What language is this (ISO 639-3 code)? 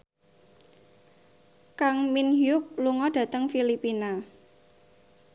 jav